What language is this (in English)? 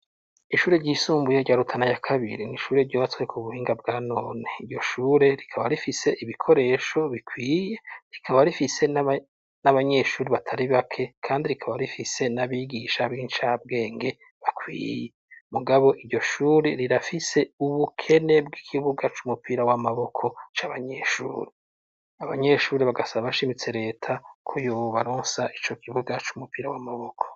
Rundi